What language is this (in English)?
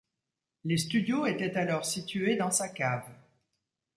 French